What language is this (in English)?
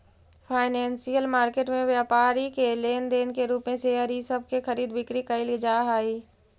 Magahi